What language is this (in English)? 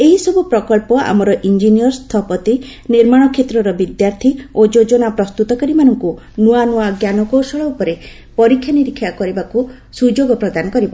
Odia